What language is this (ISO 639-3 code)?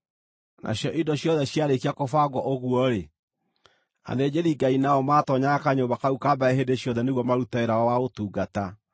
kik